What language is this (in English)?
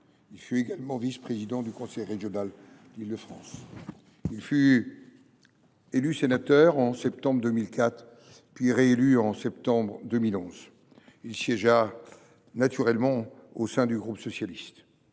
French